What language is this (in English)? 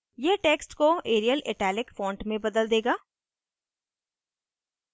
Hindi